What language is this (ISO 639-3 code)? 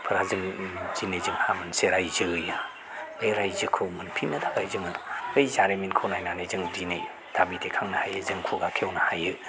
brx